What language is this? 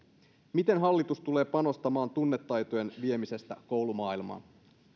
Finnish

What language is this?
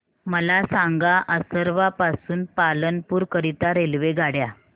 Marathi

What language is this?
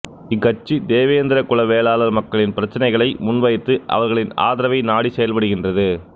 Tamil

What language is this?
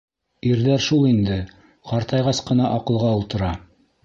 Bashkir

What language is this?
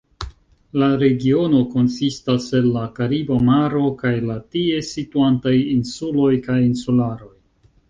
Esperanto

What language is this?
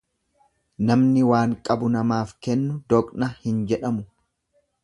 Oromo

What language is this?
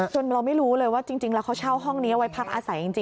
Thai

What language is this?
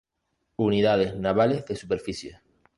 Spanish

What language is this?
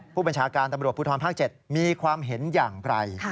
Thai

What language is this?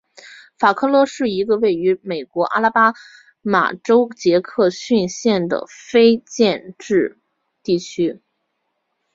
Chinese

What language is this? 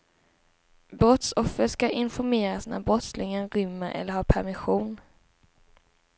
Swedish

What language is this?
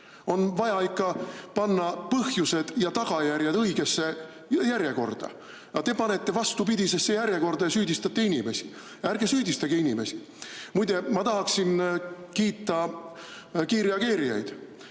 Estonian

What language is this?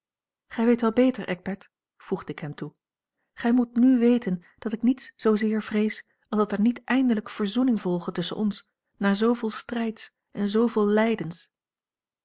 Dutch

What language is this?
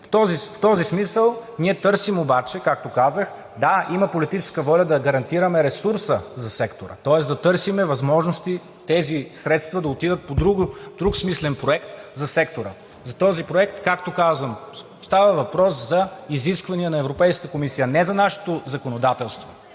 Bulgarian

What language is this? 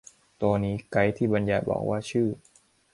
Thai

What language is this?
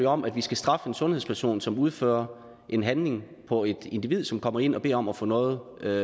Danish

